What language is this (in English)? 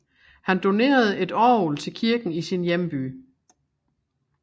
Danish